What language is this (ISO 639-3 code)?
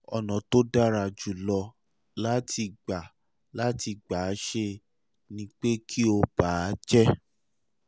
yor